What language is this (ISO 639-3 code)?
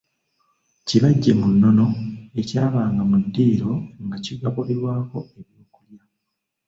lug